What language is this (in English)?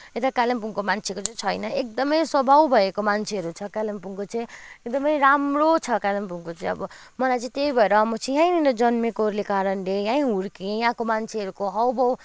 Nepali